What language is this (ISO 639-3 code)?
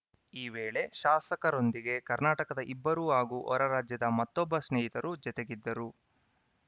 kan